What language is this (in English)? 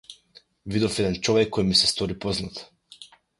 Macedonian